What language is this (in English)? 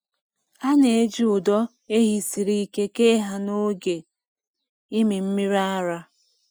Igbo